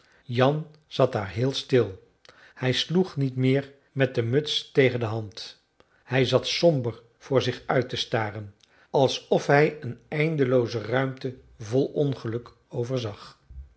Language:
Dutch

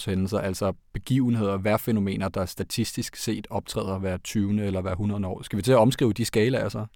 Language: Danish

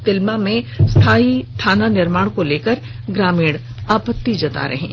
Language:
Hindi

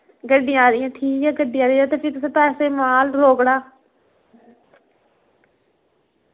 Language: Dogri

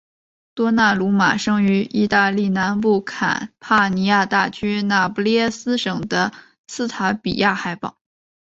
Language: Chinese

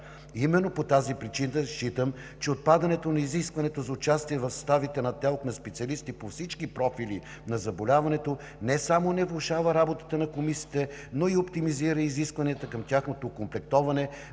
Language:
Bulgarian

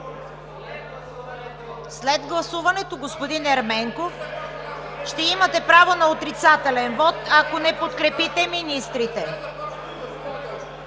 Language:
Bulgarian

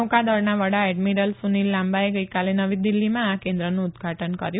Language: Gujarati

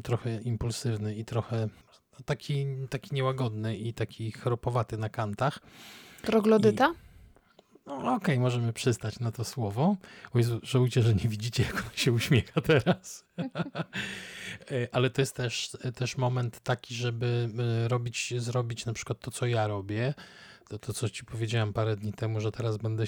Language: Polish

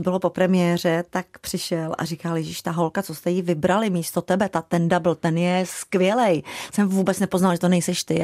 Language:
Czech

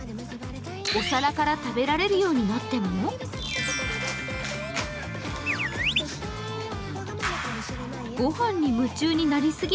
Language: Japanese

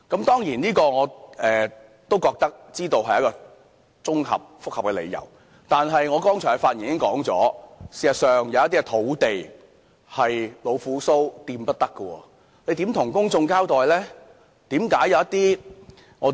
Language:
Cantonese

